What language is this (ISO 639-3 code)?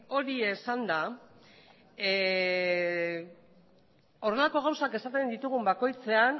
eus